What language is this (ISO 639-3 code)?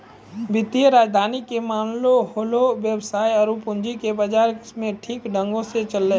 mai